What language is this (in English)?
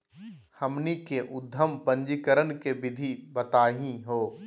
Magahi